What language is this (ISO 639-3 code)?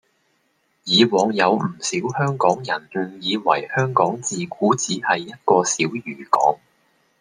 yue